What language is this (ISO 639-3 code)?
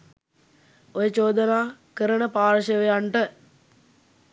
sin